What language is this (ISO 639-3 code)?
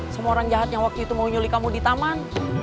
ind